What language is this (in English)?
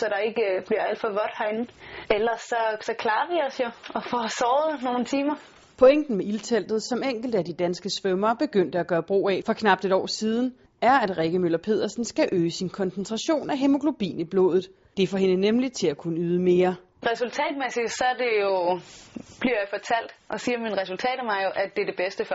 Danish